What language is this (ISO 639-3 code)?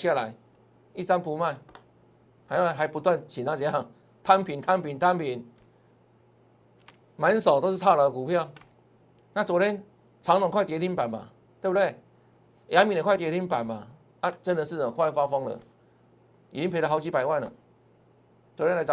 zho